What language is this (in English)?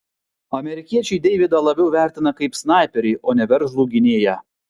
Lithuanian